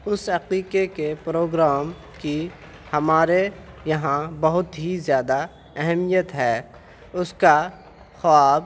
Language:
Urdu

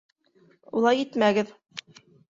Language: Bashkir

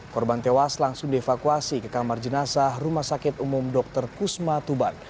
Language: Indonesian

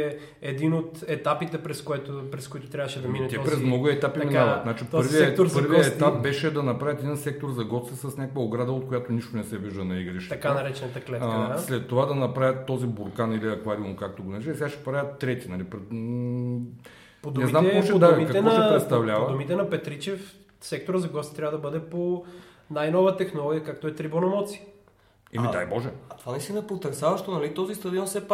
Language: Bulgarian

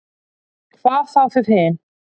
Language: Icelandic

